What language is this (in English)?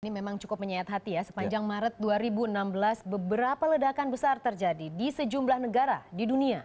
Indonesian